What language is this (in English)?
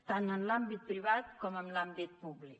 Catalan